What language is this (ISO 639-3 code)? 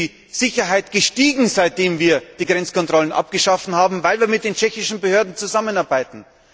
deu